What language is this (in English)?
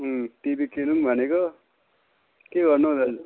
Nepali